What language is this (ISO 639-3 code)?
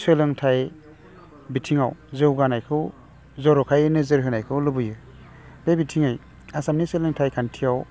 brx